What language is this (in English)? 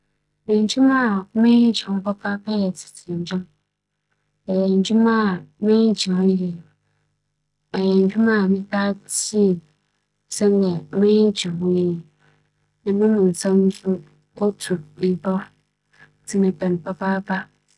Akan